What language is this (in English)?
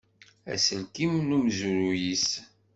Kabyle